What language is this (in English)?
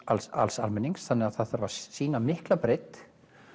Icelandic